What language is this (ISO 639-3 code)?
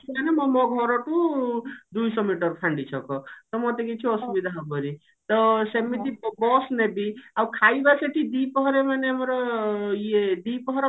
ori